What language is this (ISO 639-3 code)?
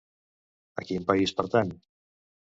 cat